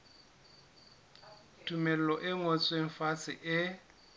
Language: Southern Sotho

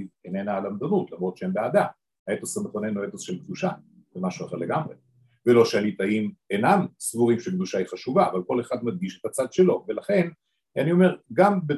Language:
Hebrew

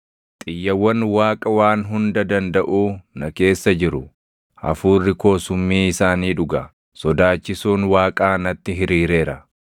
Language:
Oromo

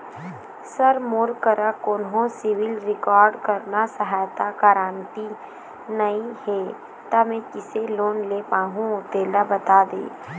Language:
Chhattisgarhi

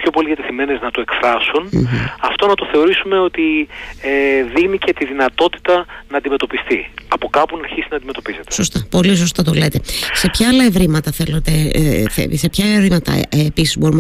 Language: Greek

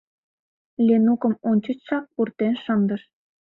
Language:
Mari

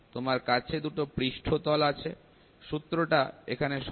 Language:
Bangla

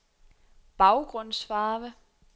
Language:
Danish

